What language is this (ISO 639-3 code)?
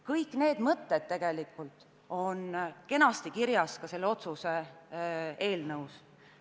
est